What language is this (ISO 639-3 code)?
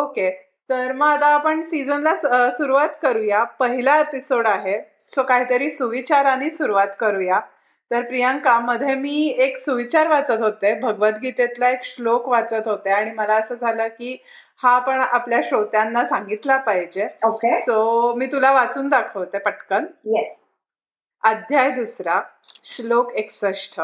mar